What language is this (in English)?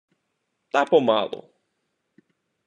Ukrainian